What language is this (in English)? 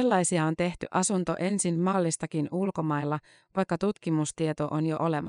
Finnish